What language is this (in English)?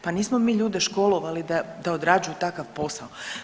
Croatian